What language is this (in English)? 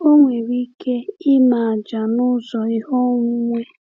Igbo